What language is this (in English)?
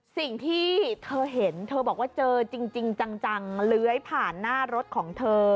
Thai